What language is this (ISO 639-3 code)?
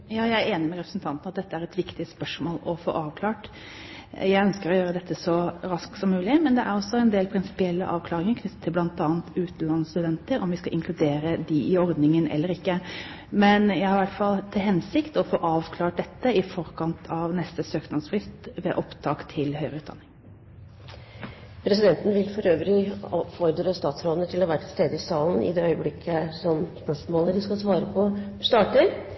nob